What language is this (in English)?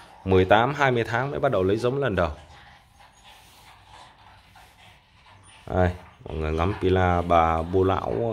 Vietnamese